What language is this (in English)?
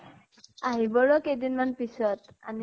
Assamese